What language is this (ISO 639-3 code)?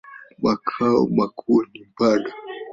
swa